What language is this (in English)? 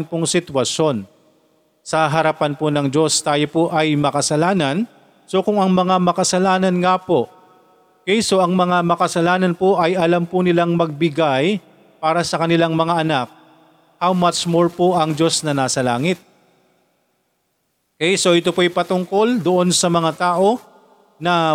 Filipino